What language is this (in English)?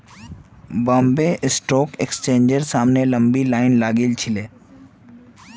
Magahi